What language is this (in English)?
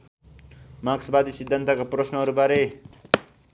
Nepali